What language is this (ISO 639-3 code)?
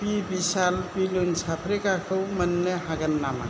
brx